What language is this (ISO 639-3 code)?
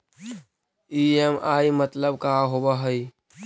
mag